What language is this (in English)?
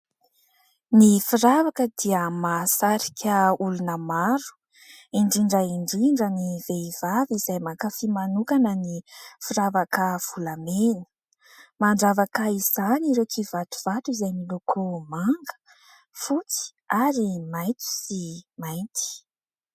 Malagasy